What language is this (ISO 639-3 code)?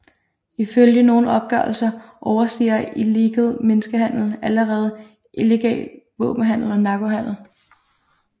dan